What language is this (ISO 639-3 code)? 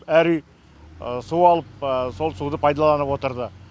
kaz